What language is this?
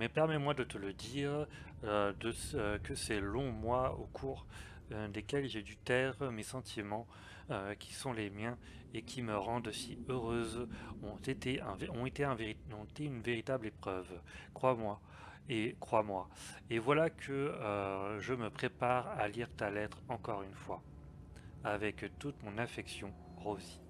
French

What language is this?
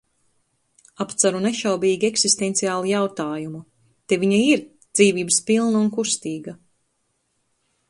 Latvian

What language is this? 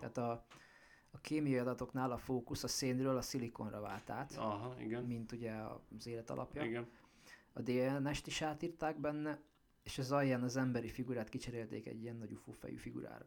Hungarian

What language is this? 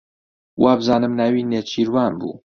Central Kurdish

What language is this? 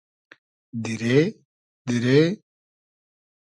Hazaragi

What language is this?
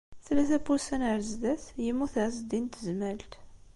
Kabyle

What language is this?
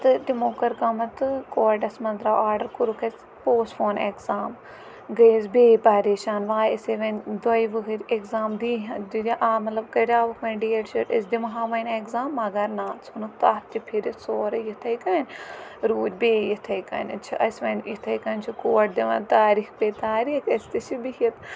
Kashmiri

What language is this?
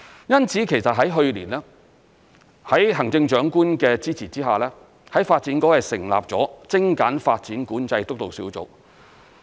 Cantonese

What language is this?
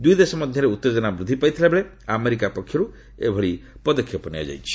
Odia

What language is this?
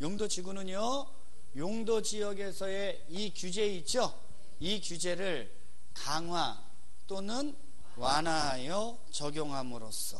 Korean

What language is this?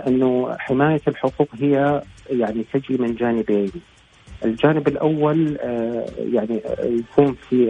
Arabic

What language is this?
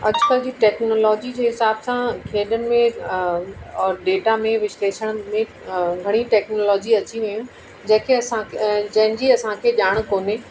Sindhi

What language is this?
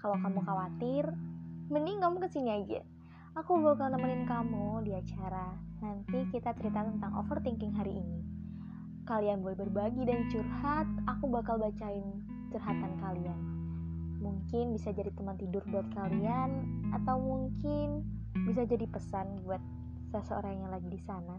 Indonesian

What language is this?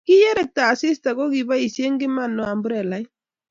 Kalenjin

